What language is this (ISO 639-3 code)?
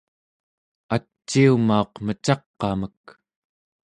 esu